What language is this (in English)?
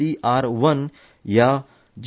Konkani